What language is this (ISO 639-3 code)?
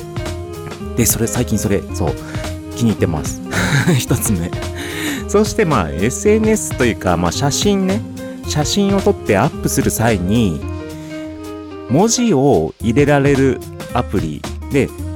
jpn